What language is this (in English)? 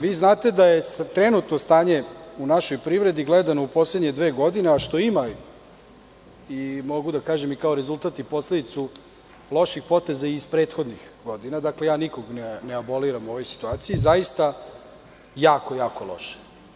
Serbian